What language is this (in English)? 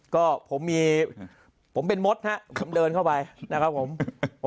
Thai